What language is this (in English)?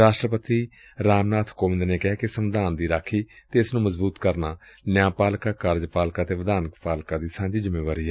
Punjabi